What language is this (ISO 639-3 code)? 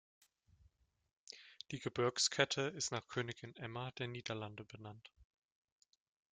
deu